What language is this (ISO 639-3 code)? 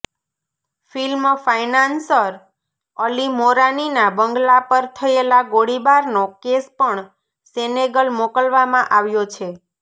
guj